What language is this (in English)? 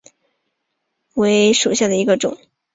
Chinese